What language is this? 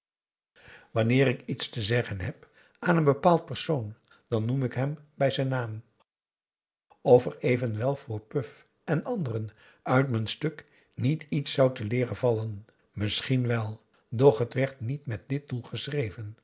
Dutch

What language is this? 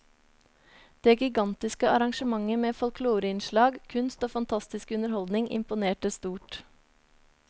Norwegian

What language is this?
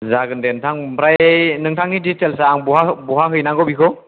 Bodo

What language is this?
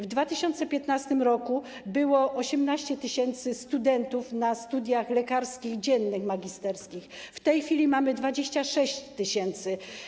Polish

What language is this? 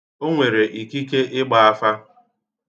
Igbo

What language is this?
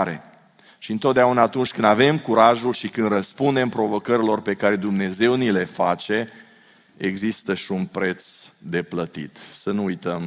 Romanian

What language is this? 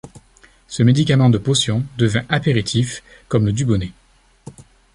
French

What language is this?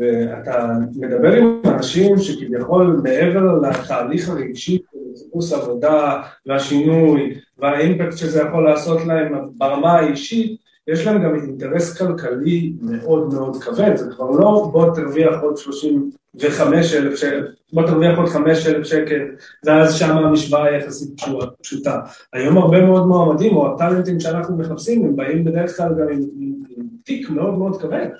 Hebrew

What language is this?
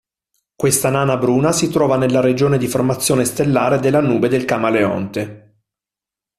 Italian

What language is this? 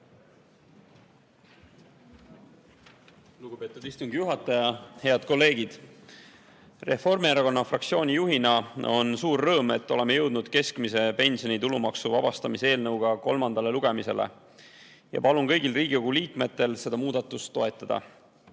Estonian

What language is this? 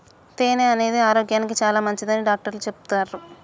Telugu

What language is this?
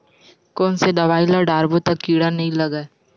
Chhattisgarhi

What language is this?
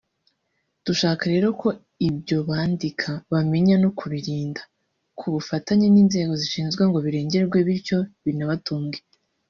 Kinyarwanda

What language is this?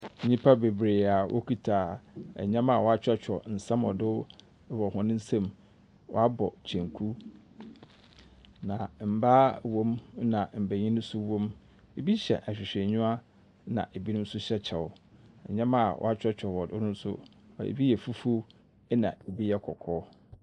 Akan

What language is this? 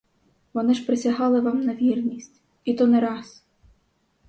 Ukrainian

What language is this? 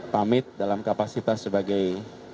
Indonesian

